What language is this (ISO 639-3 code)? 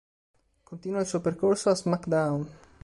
ita